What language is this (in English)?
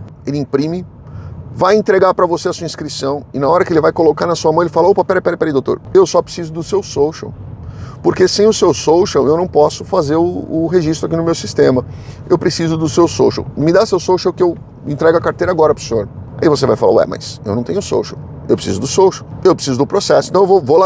Portuguese